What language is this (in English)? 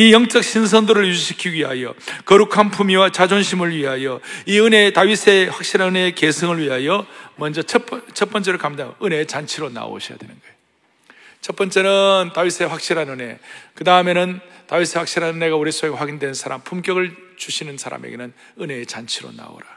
Korean